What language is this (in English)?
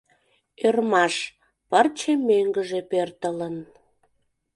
Mari